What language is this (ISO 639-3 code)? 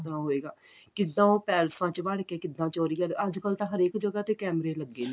pan